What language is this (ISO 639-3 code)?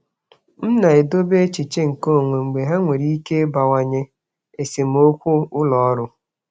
ibo